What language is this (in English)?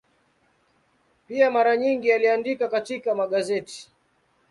Swahili